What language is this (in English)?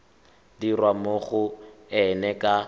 Tswana